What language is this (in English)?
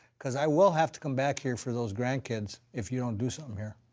English